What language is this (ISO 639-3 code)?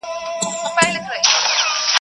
pus